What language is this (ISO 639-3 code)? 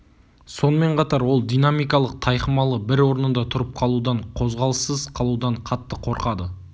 kaz